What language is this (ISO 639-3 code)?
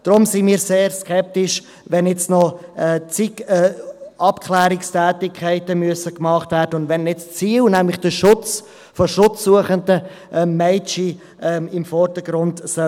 gsw